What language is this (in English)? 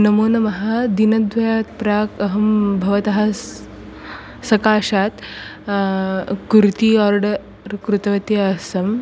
Sanskrit